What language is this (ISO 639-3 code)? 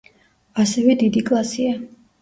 kat